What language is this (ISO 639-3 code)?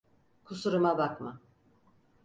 tur